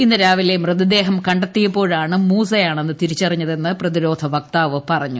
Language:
Malayalam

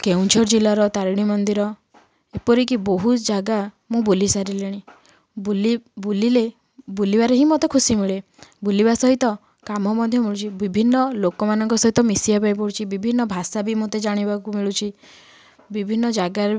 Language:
Odia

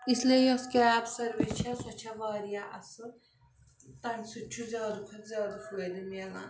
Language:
Kashmiri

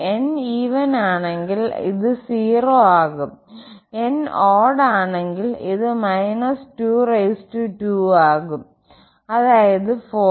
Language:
Malayalam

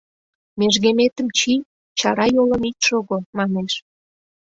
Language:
Mari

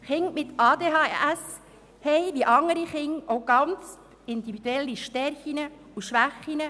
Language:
Swiss German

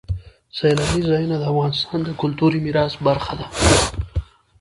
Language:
Pashto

